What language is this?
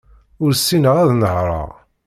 Kabyle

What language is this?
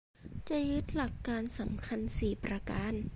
Thai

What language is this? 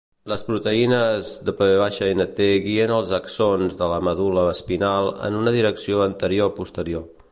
Catalan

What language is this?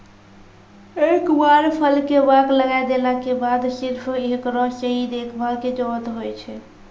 Maithili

